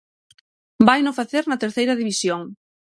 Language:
Galician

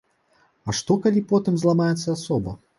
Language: Belarusian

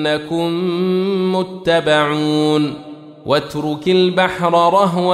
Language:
Arabic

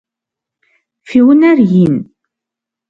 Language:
Kabardian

